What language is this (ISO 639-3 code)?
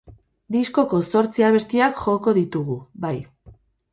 eus